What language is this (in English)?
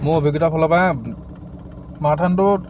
Assamese